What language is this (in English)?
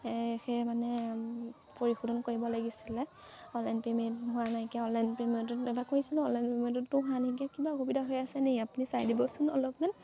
Assamese